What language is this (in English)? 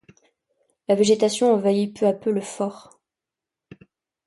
French